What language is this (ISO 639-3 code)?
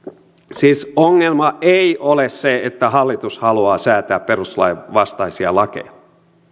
fin